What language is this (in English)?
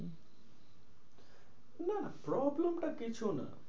Bangla